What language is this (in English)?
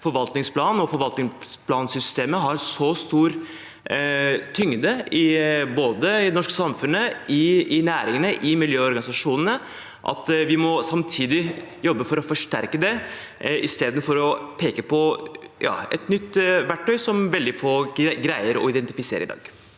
Norwegian